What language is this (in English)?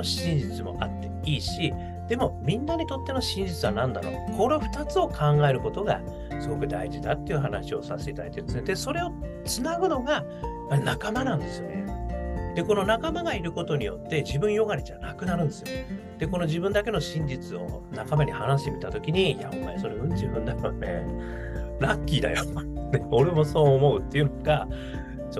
Japanese